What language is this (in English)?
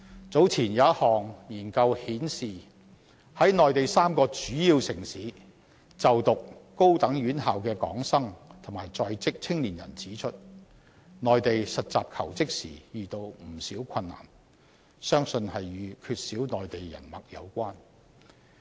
Cantonese